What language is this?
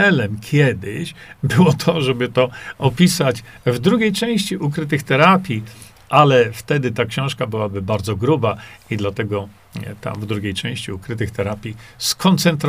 Polish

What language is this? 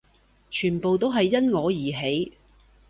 Cantonese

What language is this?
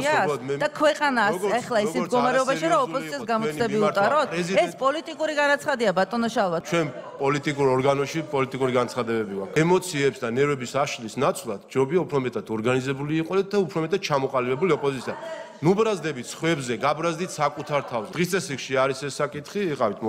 Romanian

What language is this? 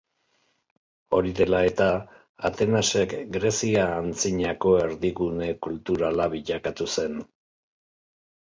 Basque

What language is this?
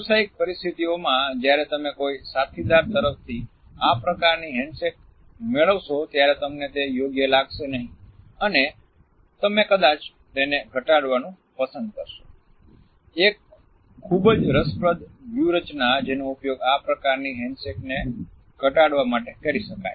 Gujarati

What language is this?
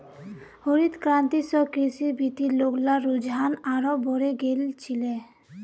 Magahi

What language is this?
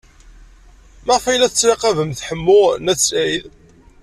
Kabyle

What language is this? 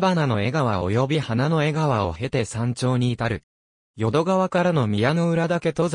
Japanese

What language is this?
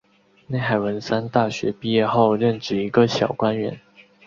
Chinese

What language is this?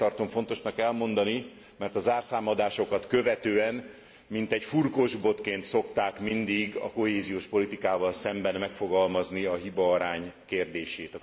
Hungarian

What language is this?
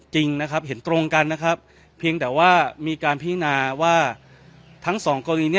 Thai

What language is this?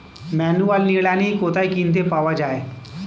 Bangla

